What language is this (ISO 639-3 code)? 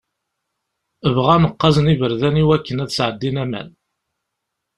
kab